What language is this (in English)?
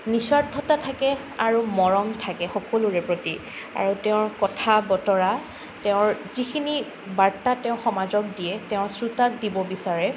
Assamese